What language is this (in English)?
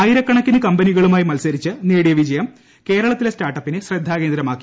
Malayalam